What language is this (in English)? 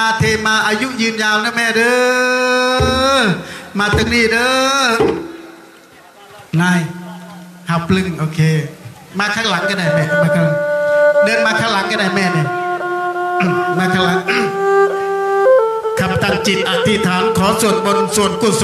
Thai